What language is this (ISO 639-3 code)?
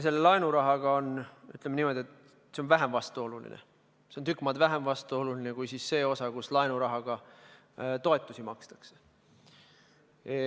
est